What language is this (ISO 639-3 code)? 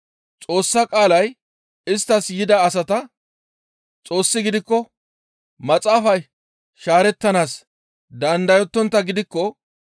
gmv